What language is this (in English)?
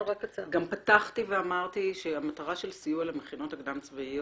Hebrew